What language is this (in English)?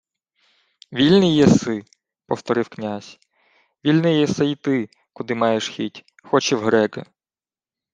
Ukrainian